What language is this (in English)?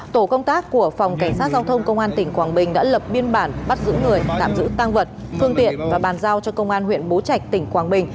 Vietnamese